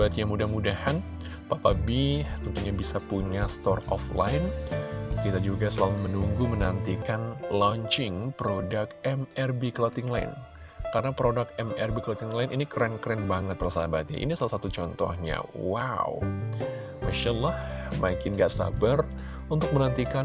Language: Indonesian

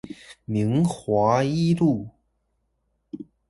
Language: Chinese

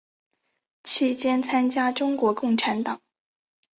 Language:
Chinese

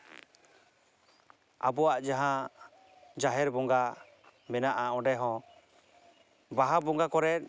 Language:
Santali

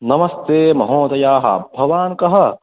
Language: Sanskrit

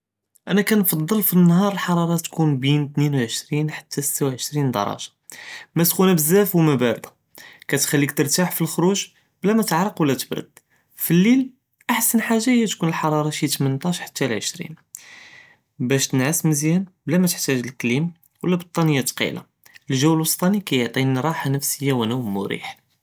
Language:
Judeo-Arabic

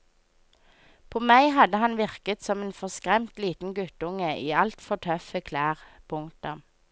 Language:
Norwegian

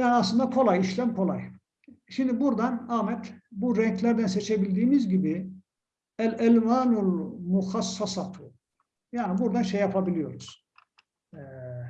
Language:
Turkish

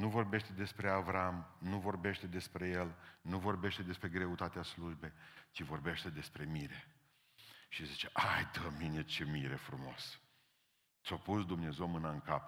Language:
Romanian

